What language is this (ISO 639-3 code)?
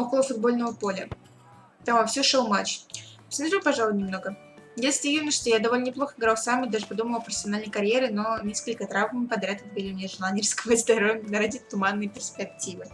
rus